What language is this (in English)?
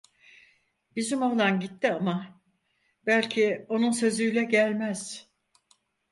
Turkish